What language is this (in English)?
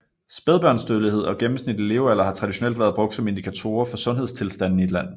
Danish